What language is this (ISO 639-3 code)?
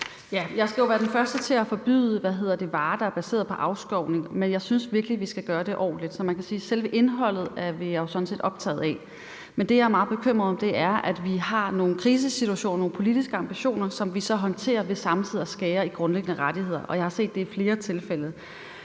dan